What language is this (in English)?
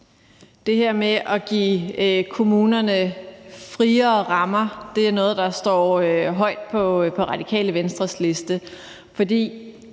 Danish